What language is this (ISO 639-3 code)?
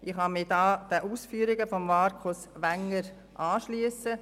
gsw